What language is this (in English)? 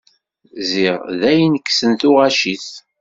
Kabyle